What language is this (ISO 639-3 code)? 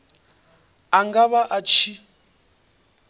ven